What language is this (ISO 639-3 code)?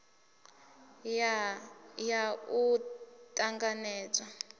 ven